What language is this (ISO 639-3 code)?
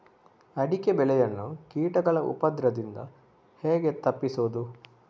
kan